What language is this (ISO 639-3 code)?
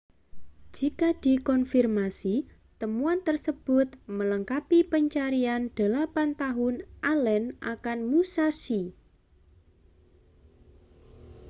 ind